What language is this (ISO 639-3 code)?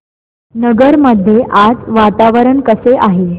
mar